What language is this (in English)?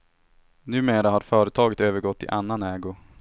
Swedish